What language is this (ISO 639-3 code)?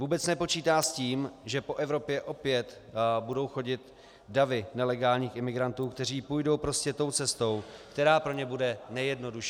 ces